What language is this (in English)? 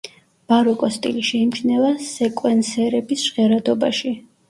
Georgian